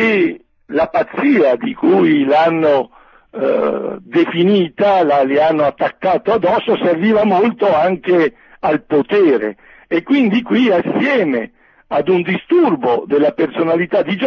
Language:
Italian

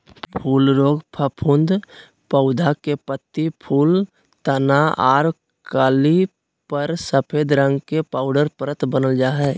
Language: Magahi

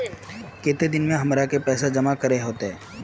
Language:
Magahi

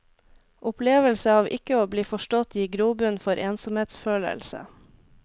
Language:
Norwegian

